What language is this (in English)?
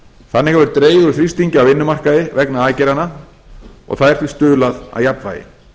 Icelandic